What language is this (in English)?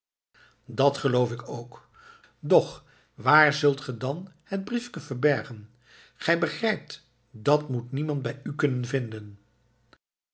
Dutch